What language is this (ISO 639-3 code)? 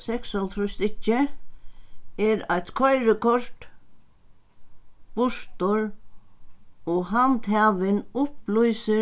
fao